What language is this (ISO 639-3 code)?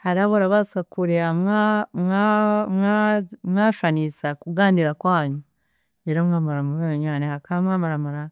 cgg